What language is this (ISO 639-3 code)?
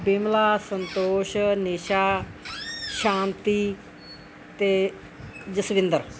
pan